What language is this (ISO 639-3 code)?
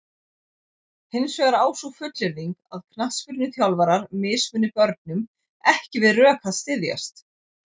isl